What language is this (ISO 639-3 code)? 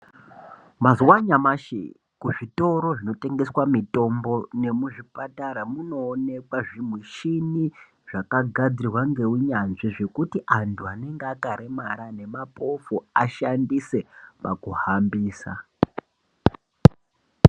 ndc